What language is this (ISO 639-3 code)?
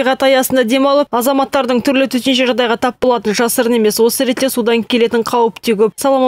rus